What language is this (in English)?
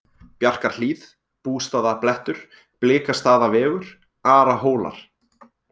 Icelandic